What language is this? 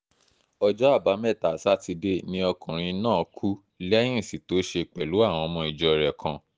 Yoruba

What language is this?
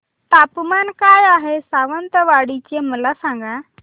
Marathi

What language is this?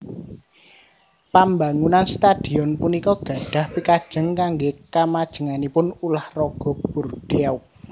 Javanese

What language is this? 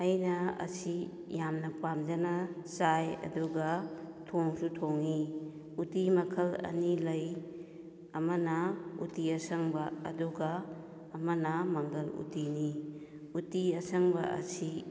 Manipuri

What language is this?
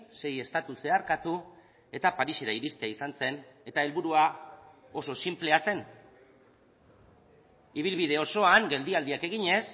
Basque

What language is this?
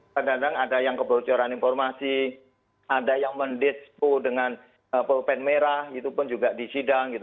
Indonesian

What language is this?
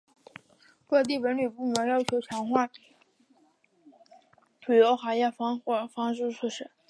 Chinese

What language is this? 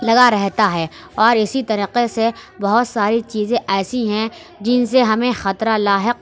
Urdu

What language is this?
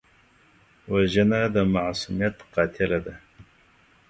Pashto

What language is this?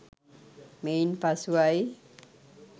Sinhala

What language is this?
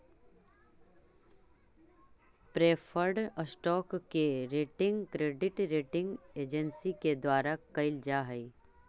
Magahi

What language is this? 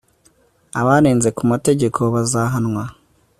Kinyarwanda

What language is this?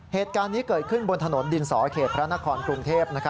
Thai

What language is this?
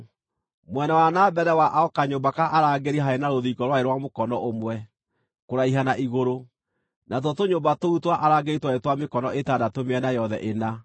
Kikuyu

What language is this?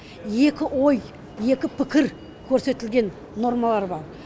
Kazakh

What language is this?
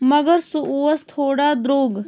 Kashmiri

